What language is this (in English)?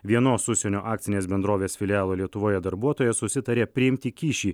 Lithuanian